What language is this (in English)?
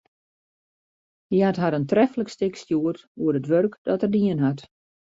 Western Frisian